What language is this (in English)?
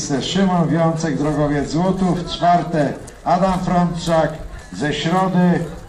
Polish